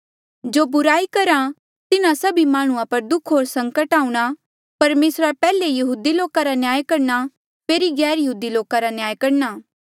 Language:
Mandeali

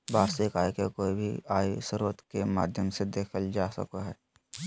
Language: Magahi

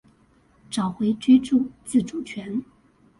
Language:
Chinese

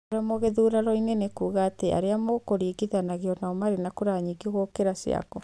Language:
Kikuyu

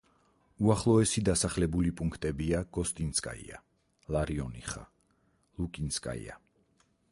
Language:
Georgian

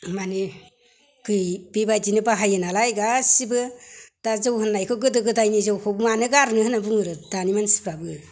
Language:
Bodo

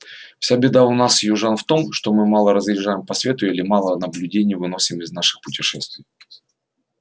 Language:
Russian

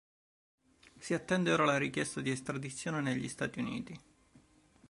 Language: Italian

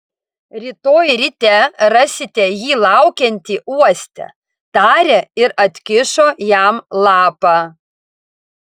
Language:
Lithuanian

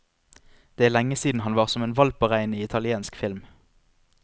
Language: Norwegian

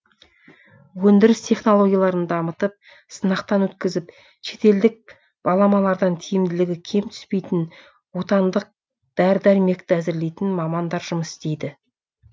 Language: Kazakh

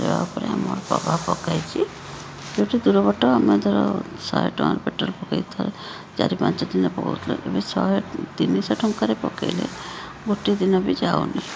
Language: Odia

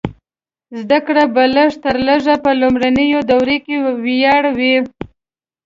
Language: Pashto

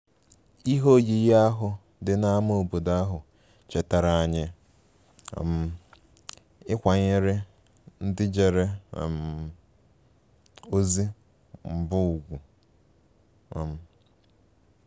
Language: Igbo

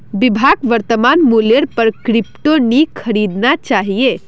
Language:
Magahi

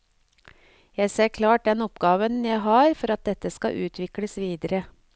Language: Norwegian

